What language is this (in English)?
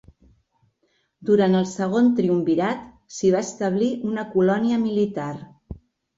Catalan